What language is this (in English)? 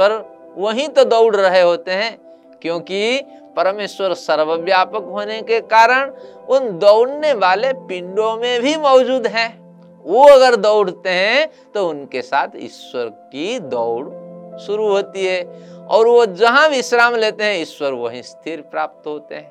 Hindi